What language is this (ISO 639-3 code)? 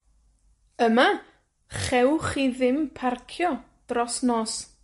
cym